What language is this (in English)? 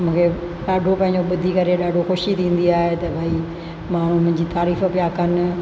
Sindhi